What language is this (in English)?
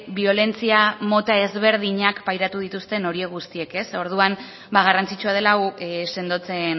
Basque